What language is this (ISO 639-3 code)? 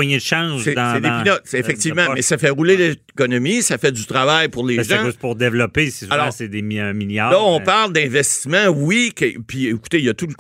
fra